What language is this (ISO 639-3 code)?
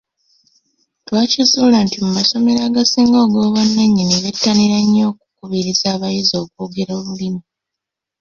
lug